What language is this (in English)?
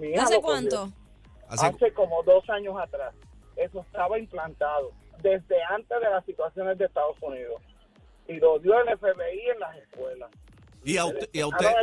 Spanish